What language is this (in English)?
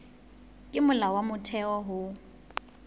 Southern Sotho